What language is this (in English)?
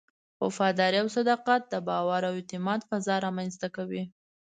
Pashto